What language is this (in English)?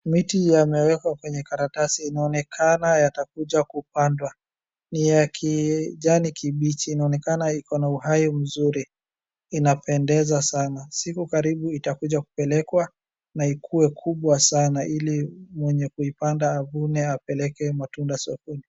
Swahili